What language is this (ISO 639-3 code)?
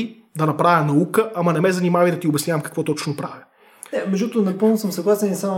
bul